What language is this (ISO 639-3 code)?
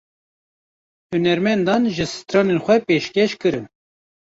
kur